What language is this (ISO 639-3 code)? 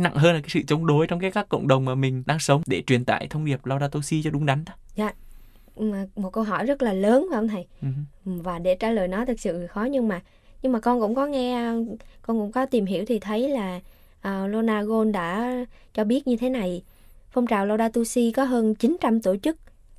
vie